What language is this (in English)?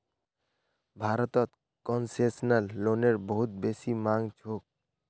Magahi